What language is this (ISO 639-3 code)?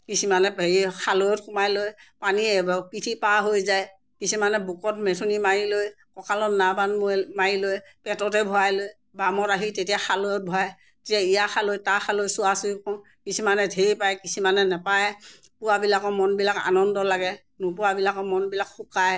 asm